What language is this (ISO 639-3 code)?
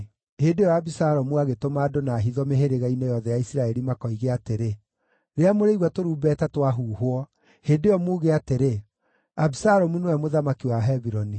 kik